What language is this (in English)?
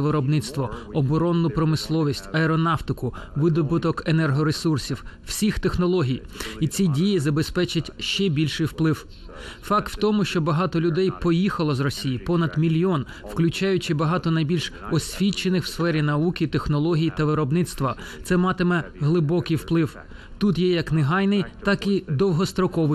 Ukrainian